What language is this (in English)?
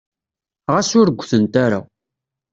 Kabyle